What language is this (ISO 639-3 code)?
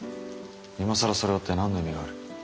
jpn